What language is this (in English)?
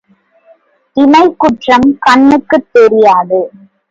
Tamil